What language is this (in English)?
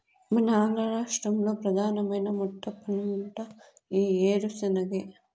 Telugu